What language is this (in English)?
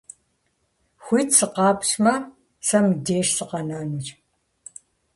Kabardian